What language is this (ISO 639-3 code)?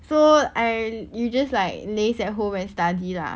eng